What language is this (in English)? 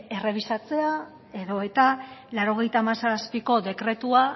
Basque